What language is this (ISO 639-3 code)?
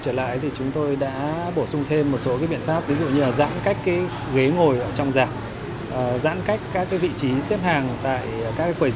vie